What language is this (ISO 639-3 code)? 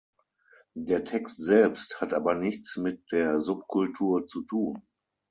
deu